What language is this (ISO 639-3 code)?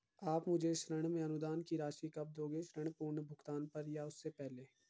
hin